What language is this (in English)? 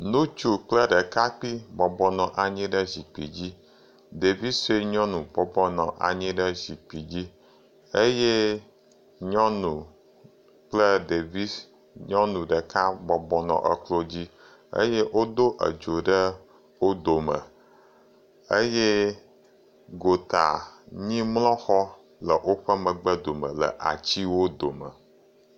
Ewe